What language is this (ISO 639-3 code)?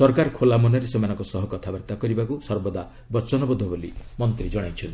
ori